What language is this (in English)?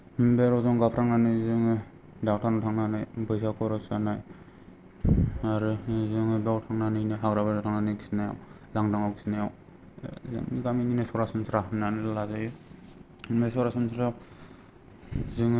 Bodo